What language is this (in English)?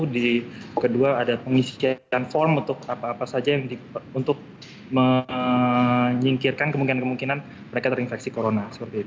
Indonesian